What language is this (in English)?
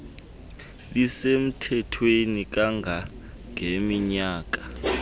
Xhosa